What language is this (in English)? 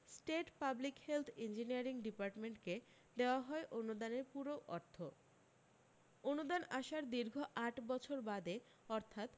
Bangla